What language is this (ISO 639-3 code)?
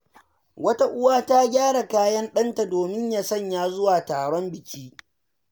hau